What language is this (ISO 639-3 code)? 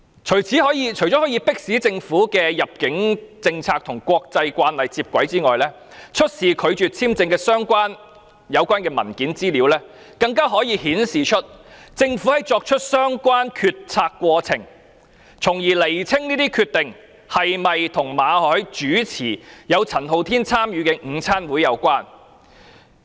yue